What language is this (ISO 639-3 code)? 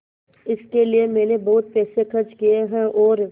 hin